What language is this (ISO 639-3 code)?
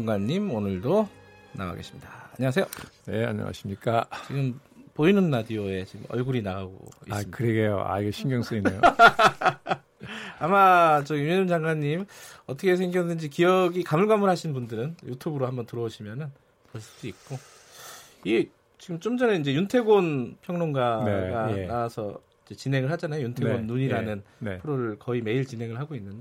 kor